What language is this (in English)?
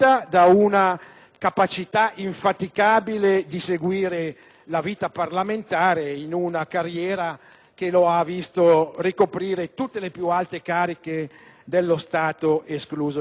Italian